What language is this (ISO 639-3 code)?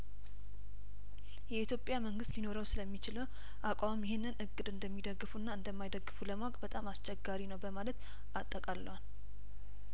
amh